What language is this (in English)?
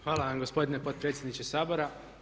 Croatian